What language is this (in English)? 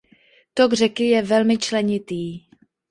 Czech